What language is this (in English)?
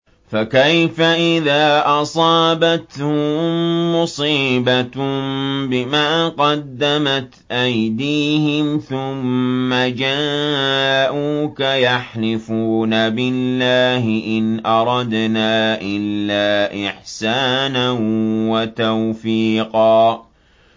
Arabic